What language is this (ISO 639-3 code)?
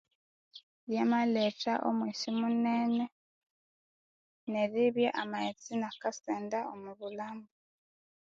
koo